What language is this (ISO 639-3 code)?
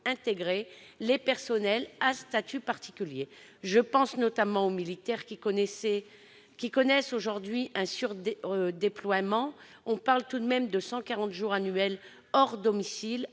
fra